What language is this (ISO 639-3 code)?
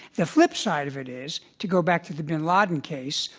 eng